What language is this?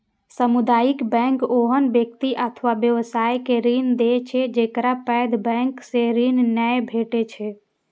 Maithili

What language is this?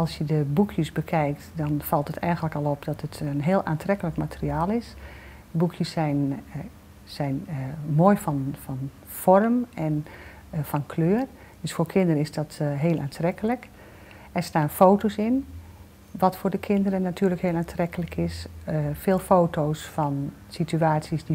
Dutch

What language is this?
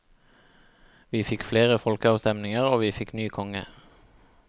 Norwegian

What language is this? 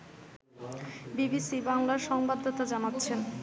Bangla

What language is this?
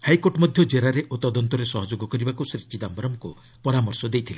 Odia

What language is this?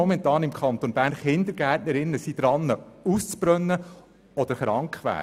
Swiss German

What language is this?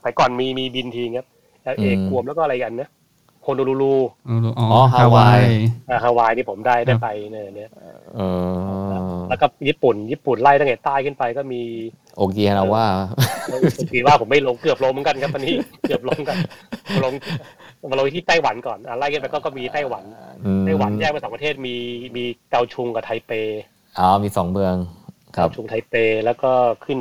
Thai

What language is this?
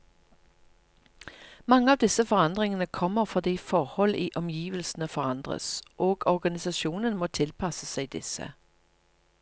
Norwegian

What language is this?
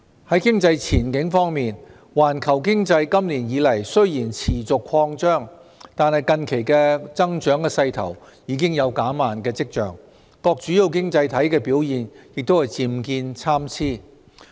Cantonese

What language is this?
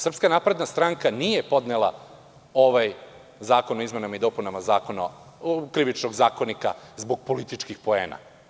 Serbian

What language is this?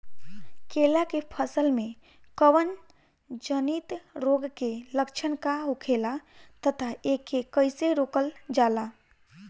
Bhojpuri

